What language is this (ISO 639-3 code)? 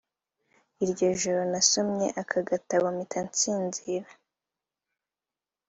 kin